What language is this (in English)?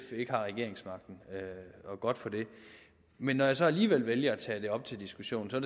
Danish